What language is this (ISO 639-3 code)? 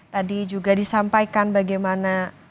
ind